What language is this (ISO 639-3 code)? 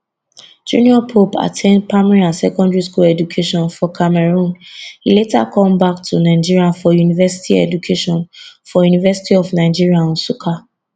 pcm